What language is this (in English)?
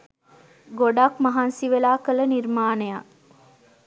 Sinhala